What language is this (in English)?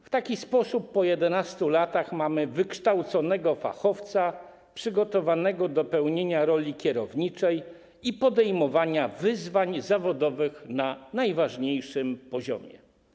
Polish